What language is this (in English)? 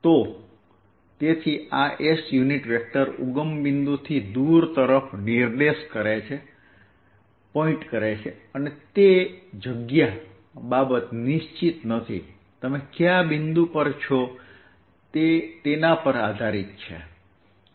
Gujarati